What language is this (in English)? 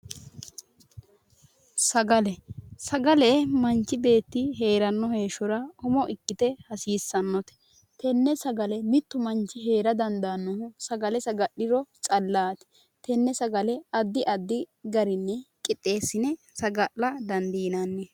Sidamo